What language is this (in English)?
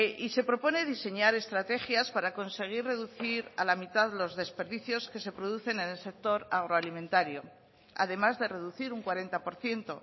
Spanish